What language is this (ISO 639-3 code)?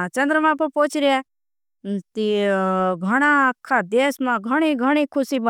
bhb